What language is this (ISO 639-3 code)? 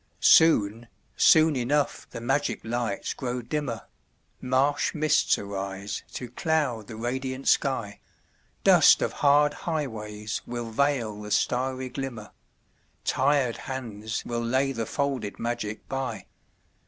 eng